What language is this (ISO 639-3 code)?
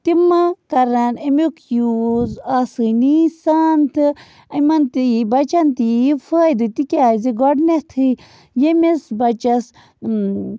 kas